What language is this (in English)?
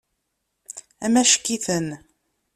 Kabyle